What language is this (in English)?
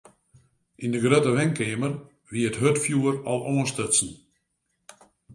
Western Frisian